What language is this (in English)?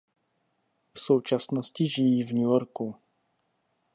Czech